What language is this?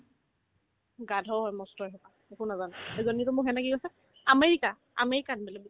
Assamese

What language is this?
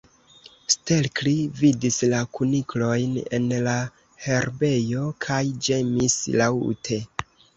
Esperanto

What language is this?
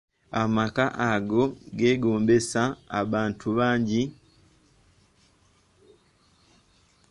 Ganda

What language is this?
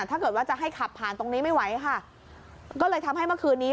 Thai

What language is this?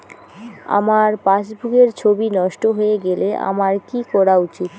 Bangla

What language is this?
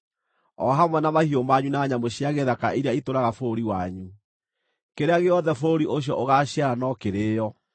Kikuyu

